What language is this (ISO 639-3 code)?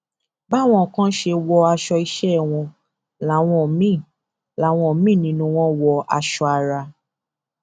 yor